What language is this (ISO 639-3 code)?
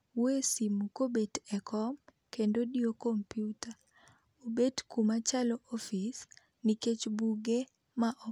luo